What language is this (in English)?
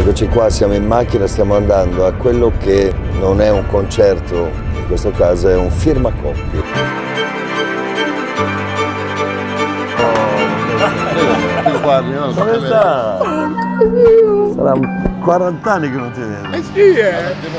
Italian